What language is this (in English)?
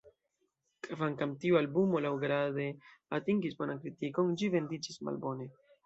Esperanto